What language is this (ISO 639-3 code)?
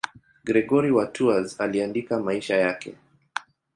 swa